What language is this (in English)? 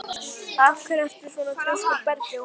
Icelandic